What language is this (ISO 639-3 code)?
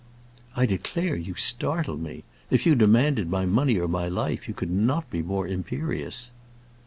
eng